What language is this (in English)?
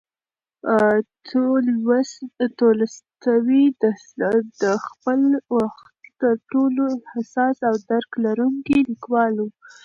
Pashto